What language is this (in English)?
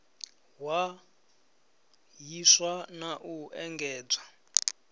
Venda